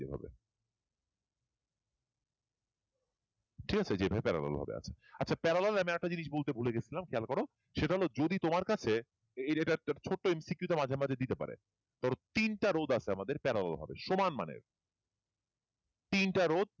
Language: Bangla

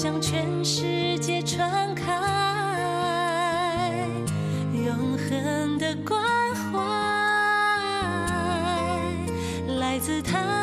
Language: Vietnamese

